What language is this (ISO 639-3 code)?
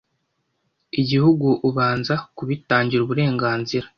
kin